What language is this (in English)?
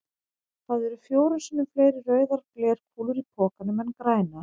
Icelandic